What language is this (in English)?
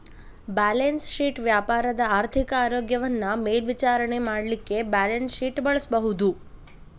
Kannada